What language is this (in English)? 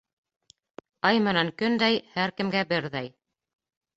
Bashkir